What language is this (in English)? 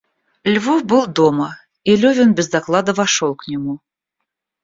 Russian